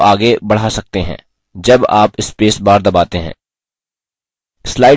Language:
Hindi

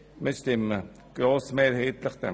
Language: Swiss German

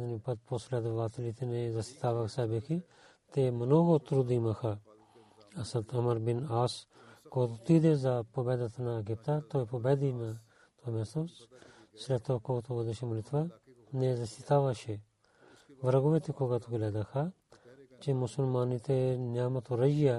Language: Bulgarian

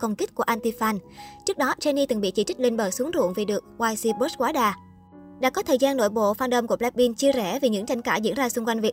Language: Vietnamese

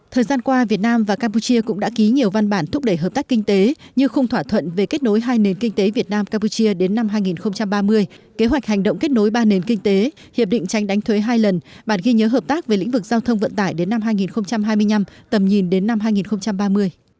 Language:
Vietnamese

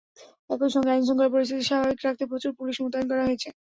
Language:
Bangla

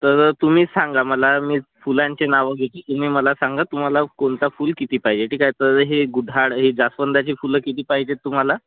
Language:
Marathi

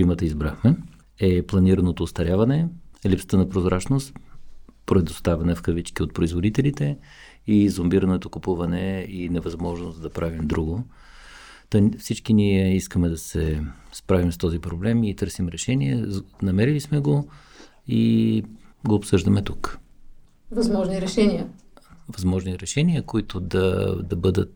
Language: Bulgarian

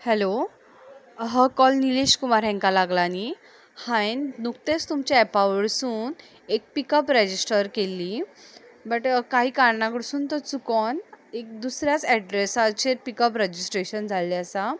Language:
Konkani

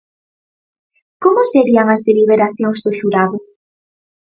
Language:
Galician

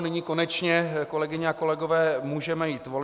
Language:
Czech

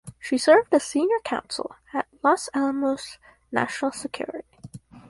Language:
English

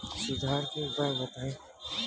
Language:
Bhojpuri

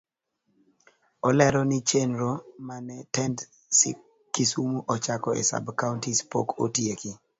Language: Luo (Kenya and Tanzania)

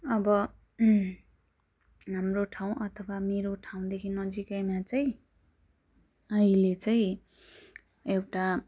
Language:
Nepali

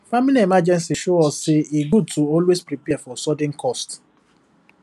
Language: Nigerian Pidgin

